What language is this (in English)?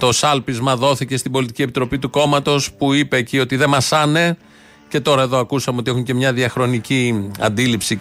Greek